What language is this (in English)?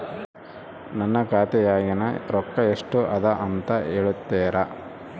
Kannada